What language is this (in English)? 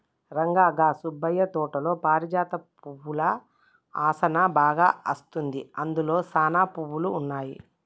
Telugu